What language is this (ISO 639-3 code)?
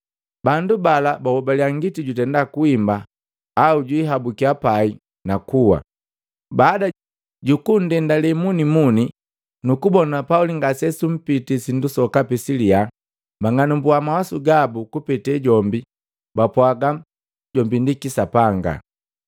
mgv